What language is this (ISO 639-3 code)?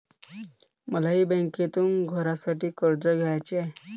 mar